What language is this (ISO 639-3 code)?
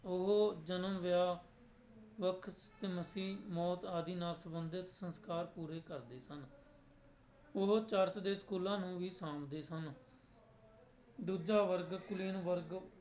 pan